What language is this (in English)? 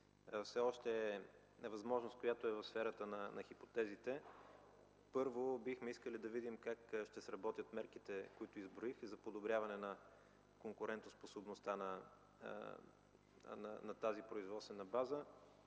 Bulgarian